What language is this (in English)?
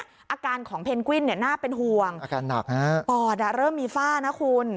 Thai